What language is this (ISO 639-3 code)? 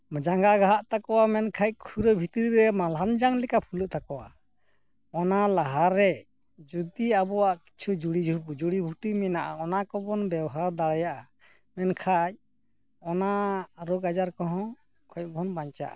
sat